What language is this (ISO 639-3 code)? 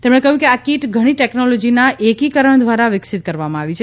guj